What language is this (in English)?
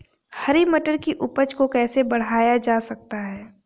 Hindi